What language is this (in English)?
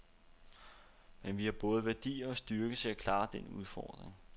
Danish